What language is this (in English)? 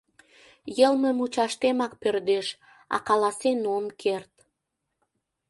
Mari